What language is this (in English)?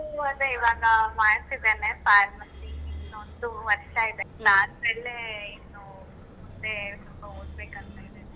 Kannada